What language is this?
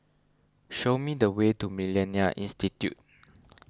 English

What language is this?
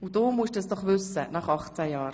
Swiss German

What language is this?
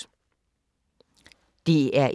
Danish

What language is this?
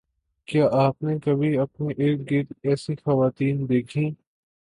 Urdu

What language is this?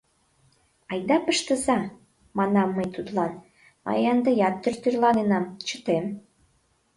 Mari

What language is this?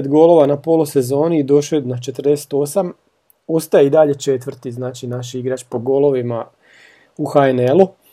Croatian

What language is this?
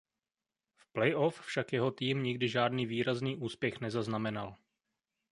Czech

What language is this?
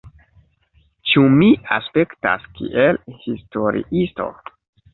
Esperanto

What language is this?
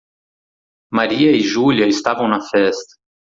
Portuguese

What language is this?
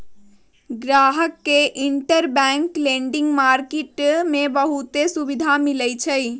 Magahi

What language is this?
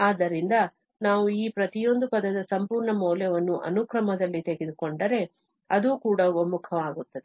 Kannada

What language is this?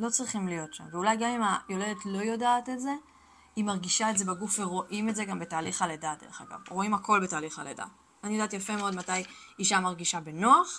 Hebrew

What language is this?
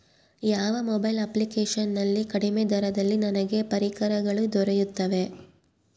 Kannada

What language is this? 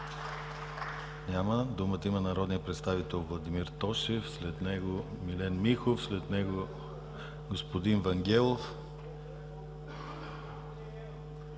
Bulgarian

